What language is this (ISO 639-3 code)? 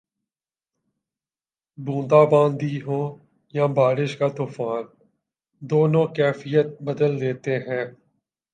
urd